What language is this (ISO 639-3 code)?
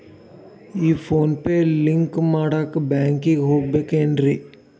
kan